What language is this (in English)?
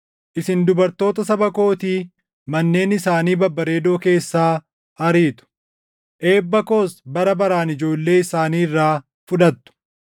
Oromo